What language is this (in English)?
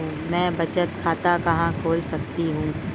Hindi